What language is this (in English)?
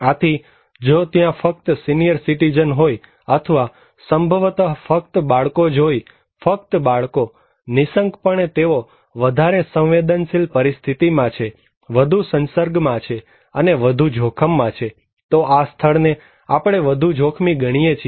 Gujarati